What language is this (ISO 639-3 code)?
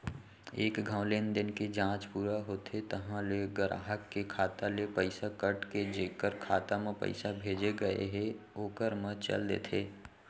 hne